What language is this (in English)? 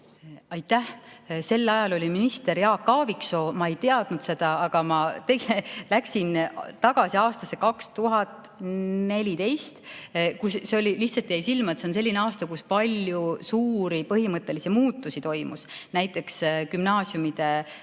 Estonian